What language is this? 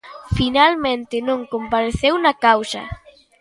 Galician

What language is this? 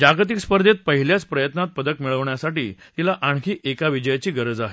Marathi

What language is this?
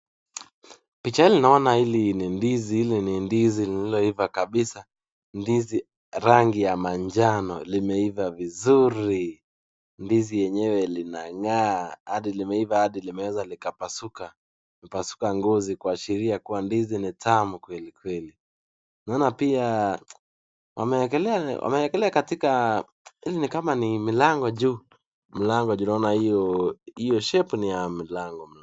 Swahili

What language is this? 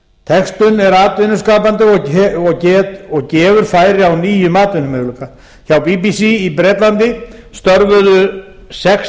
Icelandic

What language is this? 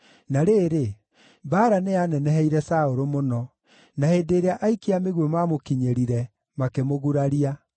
Kikuyu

